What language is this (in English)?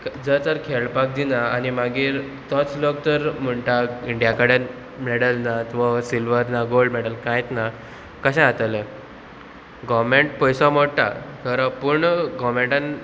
Konkani